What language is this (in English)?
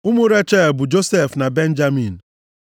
Igbo